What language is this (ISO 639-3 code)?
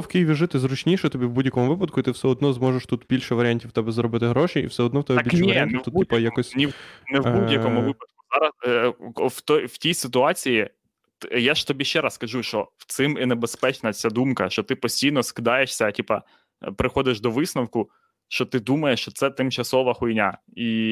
ukr